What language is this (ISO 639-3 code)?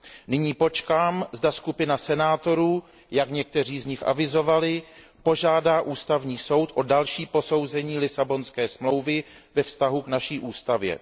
ces